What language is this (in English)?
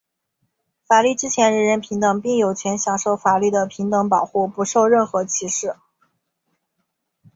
Chinese